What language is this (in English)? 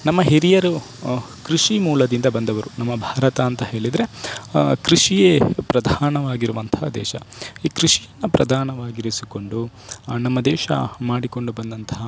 Kannada